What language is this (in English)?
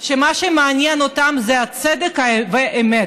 Hebrew